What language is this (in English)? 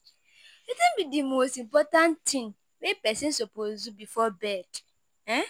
Nigerian Pidgin